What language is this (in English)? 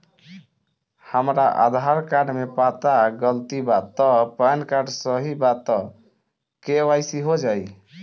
Bhojpuri